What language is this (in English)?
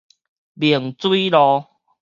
Min Nan Chinese